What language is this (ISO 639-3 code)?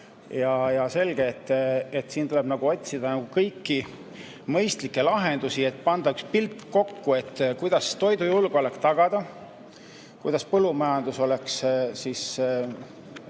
est